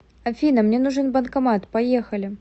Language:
Russian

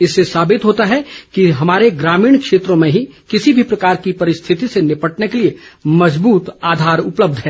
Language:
Hindi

